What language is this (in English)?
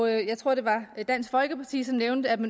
Danish